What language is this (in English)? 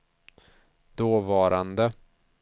Swedish